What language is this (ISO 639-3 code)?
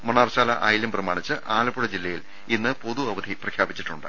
mal